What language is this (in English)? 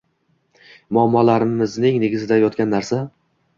Uzbek